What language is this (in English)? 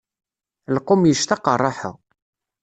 Kabyle